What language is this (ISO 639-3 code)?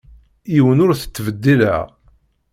kab